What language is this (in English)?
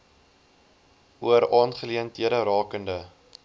Afrikaans